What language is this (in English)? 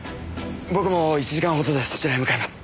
Japanese